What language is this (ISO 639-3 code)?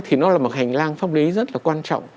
vie